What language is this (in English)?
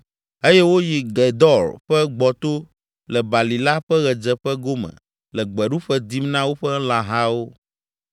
Ewe